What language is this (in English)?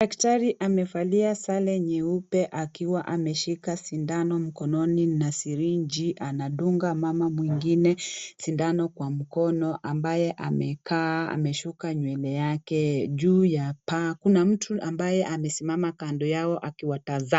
Swahili